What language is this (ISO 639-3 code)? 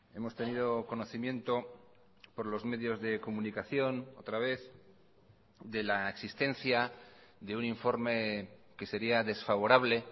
spa